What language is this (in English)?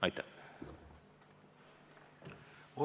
Estonian